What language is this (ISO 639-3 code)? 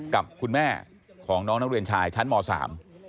tha